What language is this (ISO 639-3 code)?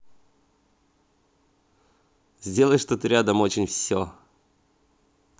rus